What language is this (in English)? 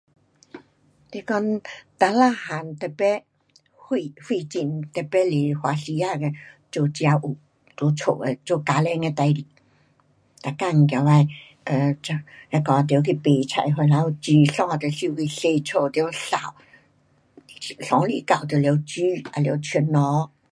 Pu-Xian Chinese